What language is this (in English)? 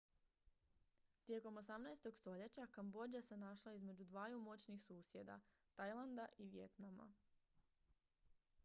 Croatian